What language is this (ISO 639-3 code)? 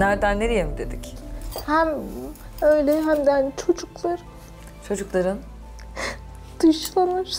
tur